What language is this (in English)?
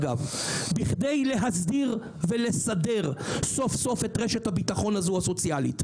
Hebrew